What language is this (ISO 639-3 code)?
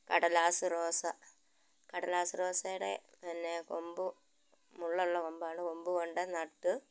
mal